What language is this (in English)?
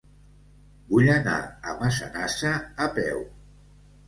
Catalan